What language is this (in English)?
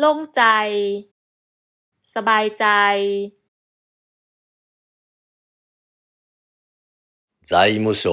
Thai